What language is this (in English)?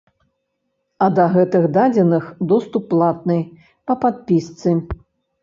Belarusian